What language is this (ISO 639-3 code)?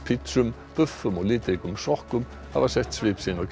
isl